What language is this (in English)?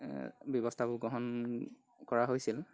Assamese